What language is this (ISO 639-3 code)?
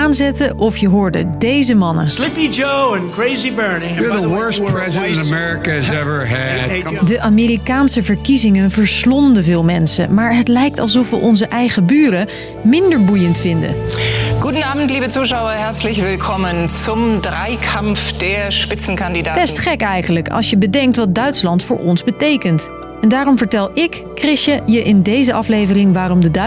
nld